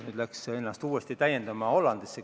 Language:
Estonian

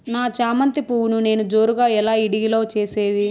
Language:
Telugu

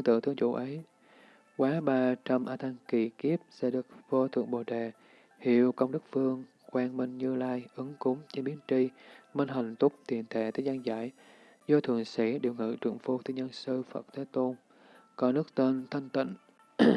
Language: Vietnamese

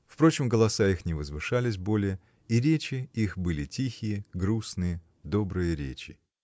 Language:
Russian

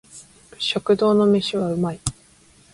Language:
Japanese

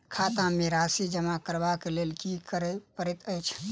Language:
Maithili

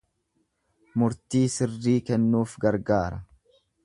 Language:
Oromo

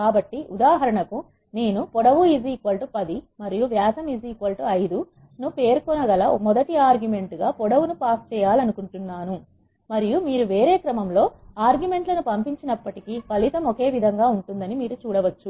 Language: Telugu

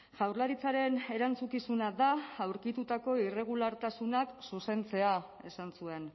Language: Basque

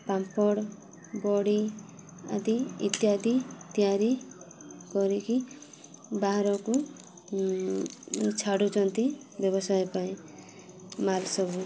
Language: Odia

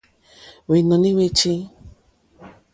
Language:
Mokpwe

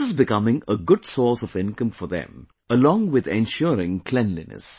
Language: English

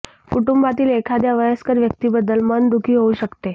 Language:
Marathi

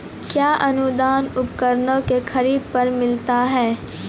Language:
Maithili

